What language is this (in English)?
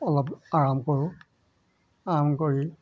Assamese